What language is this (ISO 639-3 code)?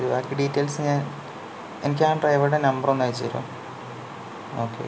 mal